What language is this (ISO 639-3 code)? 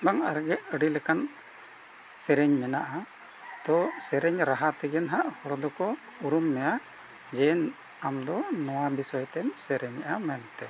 sat